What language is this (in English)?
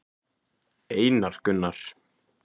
Icelandic